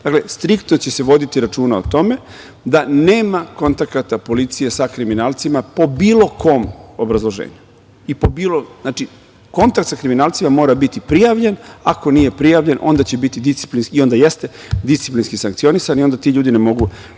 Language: Serbian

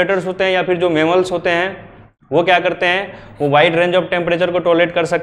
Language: Hindi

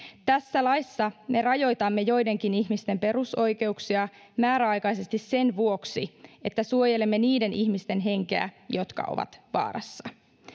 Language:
Finnish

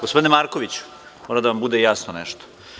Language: Serbian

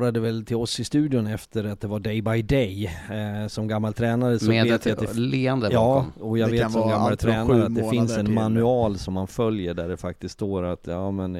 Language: Swedish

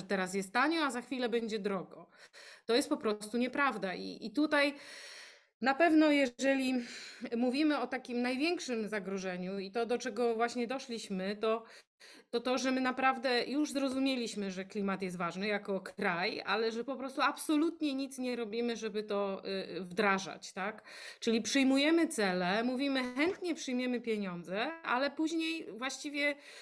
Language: Polish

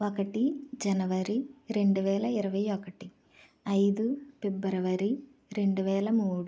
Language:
Telugu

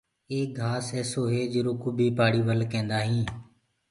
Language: Gurgula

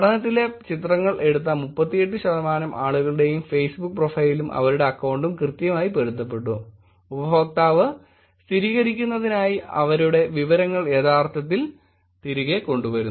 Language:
Malayalam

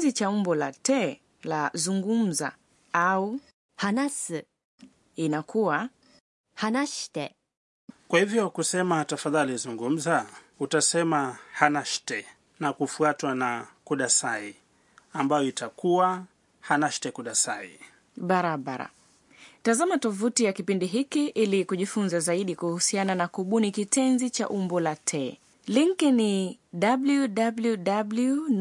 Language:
Swahili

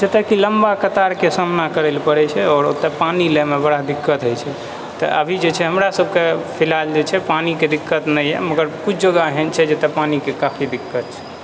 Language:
Maithili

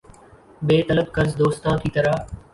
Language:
Urdu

